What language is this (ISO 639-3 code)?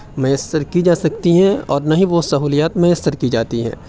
urd